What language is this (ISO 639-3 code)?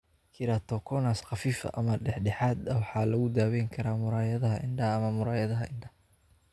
som